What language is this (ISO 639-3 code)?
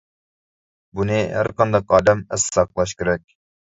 uig